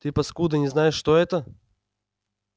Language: Russian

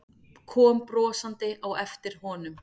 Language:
Icelandic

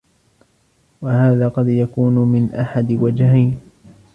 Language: Arabic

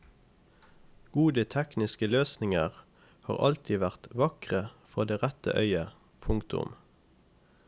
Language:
Norwegian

